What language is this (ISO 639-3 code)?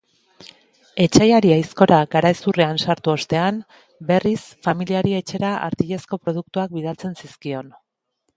eus